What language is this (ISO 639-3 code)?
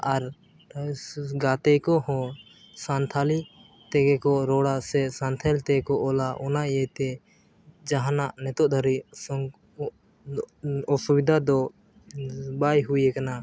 sat